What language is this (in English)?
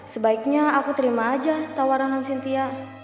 Indonesian